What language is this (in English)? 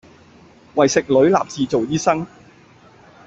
Cantonese